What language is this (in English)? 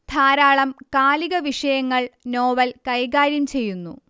Malayalam